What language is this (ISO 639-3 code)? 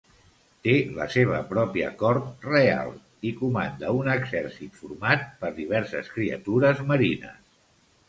cat